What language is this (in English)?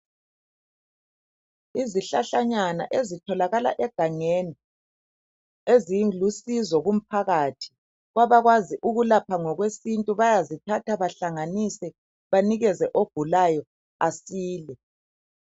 North Ndebele